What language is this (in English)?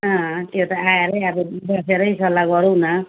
Nepali